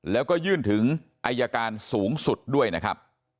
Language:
Thai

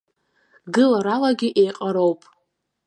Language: Abkhazian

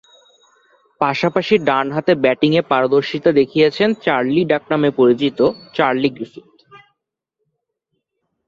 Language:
Bangla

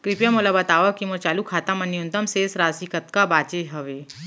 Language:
Chhattisgarhi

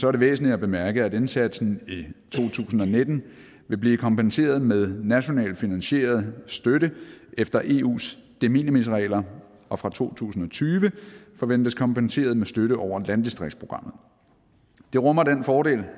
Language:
Danish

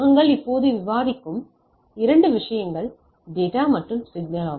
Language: Tamil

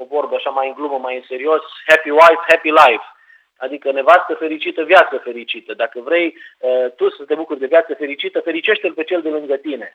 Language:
Romanian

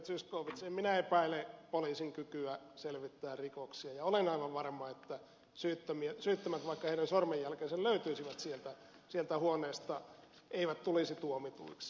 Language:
Finnish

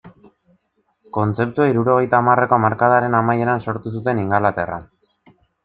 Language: Basque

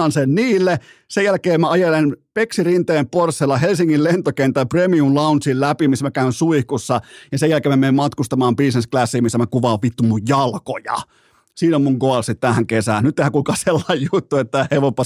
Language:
Finnish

